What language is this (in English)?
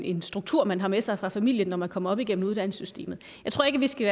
Danish